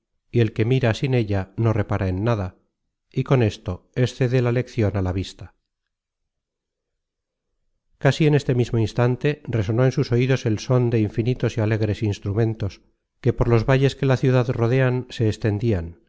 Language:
Spanish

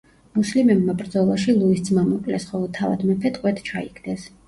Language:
Georgian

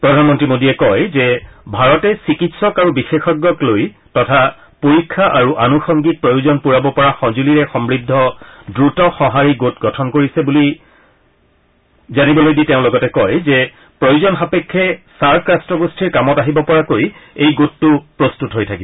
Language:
Assamese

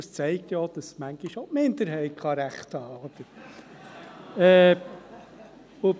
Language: Swiss German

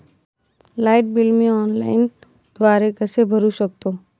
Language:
Marathi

